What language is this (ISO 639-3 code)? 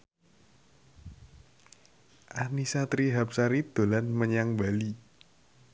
jav